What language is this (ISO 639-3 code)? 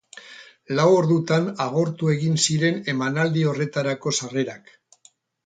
eus